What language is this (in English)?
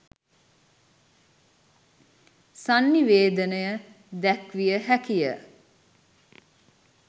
Sinhala